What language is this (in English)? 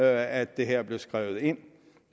Danish